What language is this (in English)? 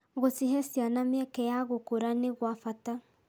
Kikuyu